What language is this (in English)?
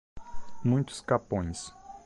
Portuguese